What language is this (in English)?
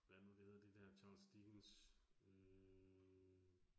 Danish